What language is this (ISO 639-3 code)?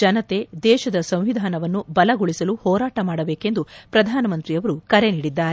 kan